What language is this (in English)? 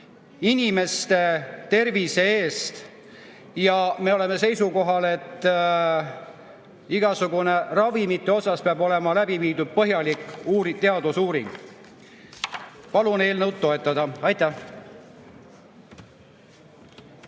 Estonian